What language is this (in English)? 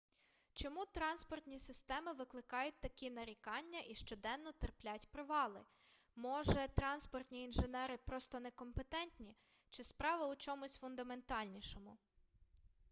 Ukrainian